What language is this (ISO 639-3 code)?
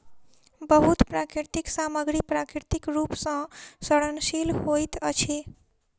mai